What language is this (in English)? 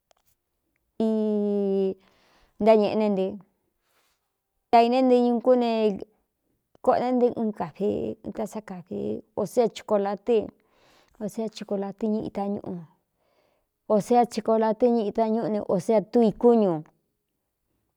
Cuyamecalco Mixtec